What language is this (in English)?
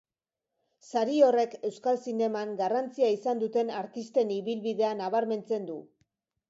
Basque